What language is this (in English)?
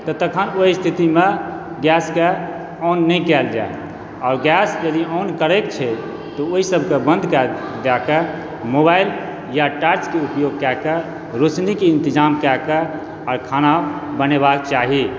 Maithili